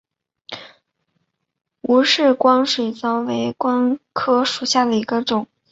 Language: Chinese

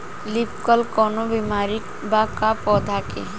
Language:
Bhojpuri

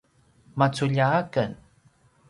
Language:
Paiwan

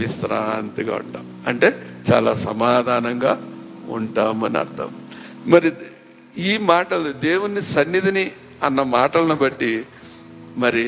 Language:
Telugu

